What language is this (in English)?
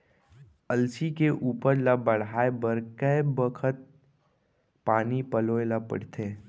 Chhattisgarhi